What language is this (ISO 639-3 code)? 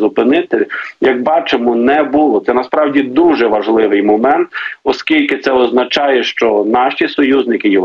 ukr